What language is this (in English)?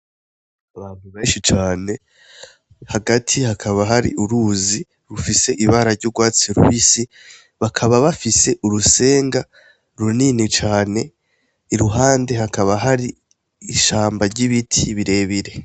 Rundi